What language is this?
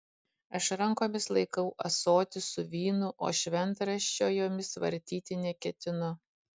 Lithuanian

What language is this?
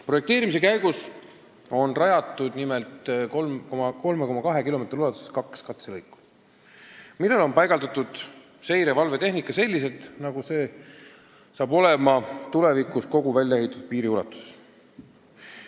Estonian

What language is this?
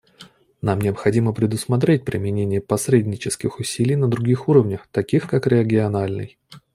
Russian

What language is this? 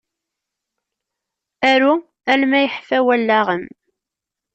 Kabyle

